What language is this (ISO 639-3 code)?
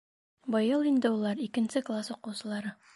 bak